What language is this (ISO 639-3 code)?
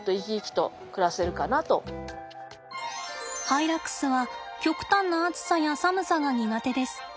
jpn